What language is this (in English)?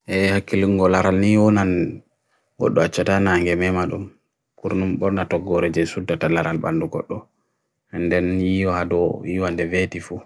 Bagirmi Fulfulde